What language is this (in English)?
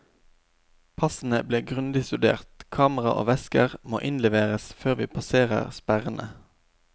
Norwegian